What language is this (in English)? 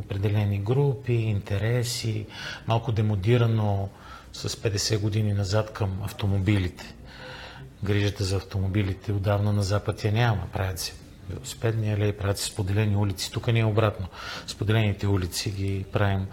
Bulgarian